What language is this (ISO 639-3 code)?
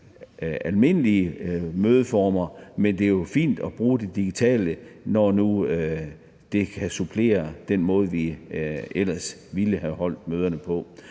dan